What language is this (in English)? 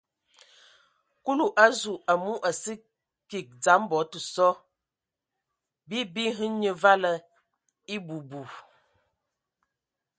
Ewondo